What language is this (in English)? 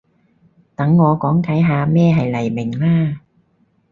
Cantonese